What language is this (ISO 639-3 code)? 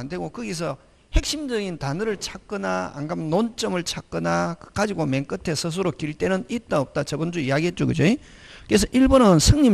kor